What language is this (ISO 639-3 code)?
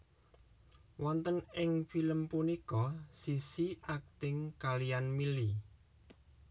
jav